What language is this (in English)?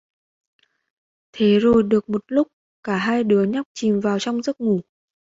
Vietnamese